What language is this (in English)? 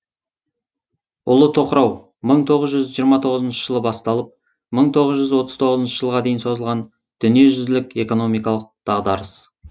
Kazakh